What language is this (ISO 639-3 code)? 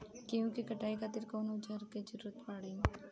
bho